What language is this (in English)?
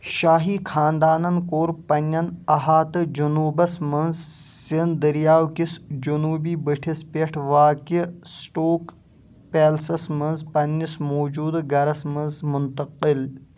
Kashmiri